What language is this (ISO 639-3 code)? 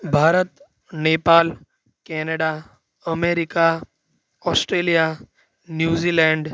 guj